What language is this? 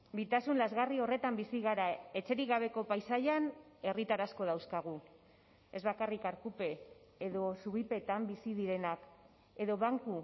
Basque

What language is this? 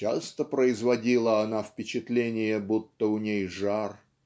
Russian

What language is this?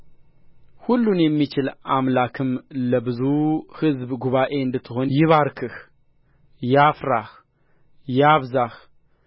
Amharic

